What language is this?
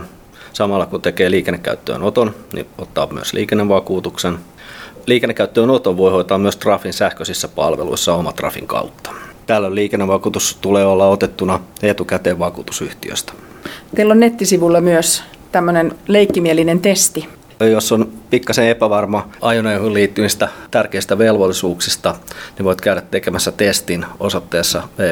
Finnish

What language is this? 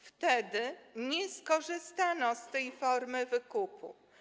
Polish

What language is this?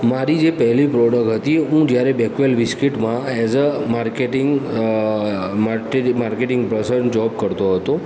Gujarati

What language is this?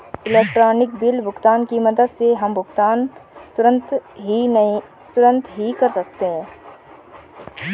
Hindi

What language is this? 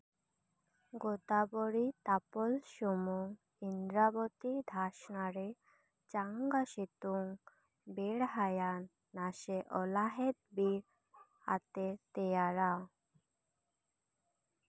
Santali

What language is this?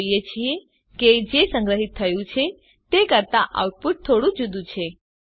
Gujarati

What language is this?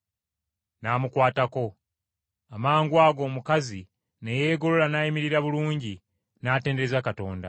Ganda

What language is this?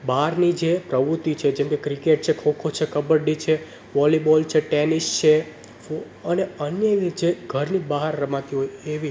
Gujarati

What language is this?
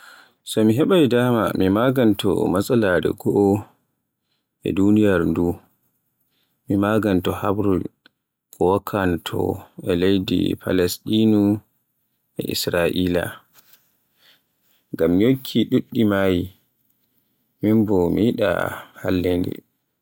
Borgu Fulfulde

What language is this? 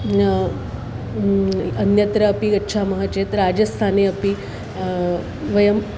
Sanskrit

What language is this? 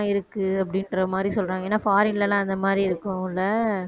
Tamil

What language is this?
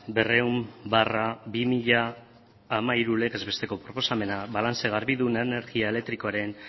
Basque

